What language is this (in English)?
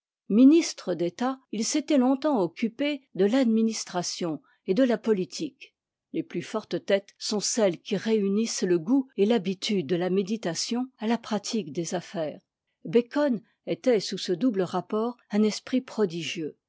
French